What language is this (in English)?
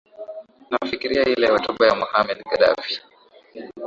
Swahili